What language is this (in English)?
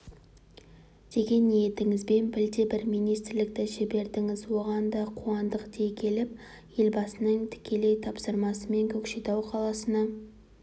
Kazakh